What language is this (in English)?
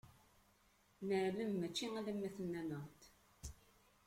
Kabyle